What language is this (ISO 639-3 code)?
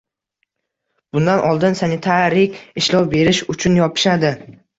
uzb